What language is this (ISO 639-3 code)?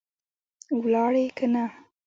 pus